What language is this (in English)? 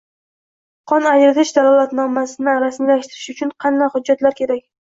Uzbek